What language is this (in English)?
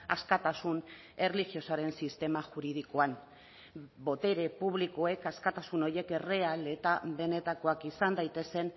Basque